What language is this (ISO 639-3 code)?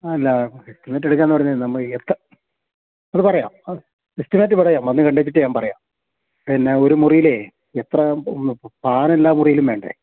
mal